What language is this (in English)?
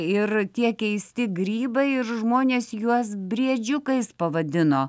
Lithuanian